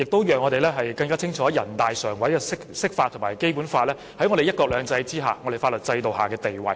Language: Cantonese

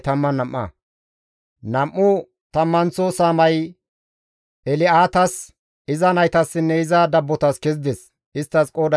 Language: Gamo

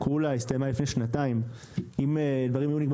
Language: Hebrew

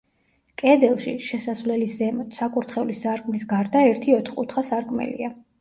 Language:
Georgian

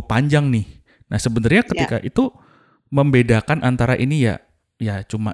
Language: Indonesian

